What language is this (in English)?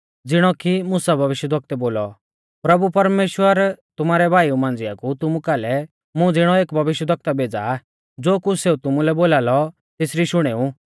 Mahasu Pahari